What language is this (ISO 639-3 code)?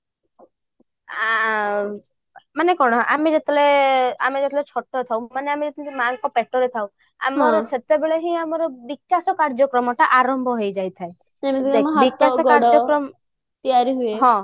ori